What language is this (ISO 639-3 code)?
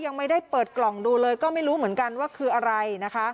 tha